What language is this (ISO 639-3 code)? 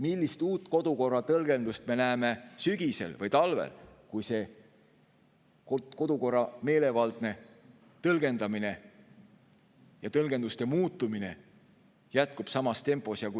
est